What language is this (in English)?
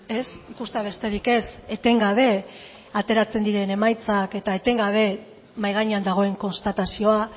Basque